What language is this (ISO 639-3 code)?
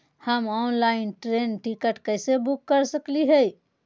mag